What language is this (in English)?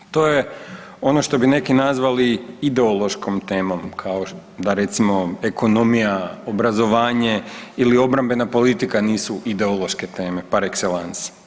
Croatian